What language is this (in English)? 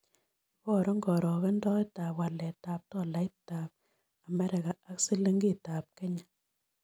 Kalenjin